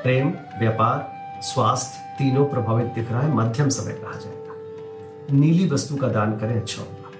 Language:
Hindi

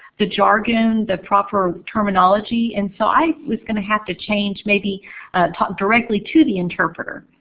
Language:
English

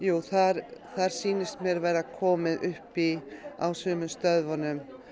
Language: Icelandic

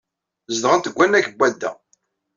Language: Kabyle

